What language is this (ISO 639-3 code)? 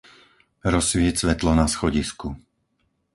slk